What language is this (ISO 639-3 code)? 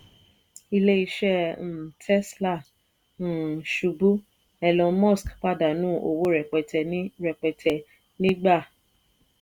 yor